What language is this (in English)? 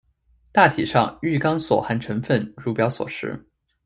Chinese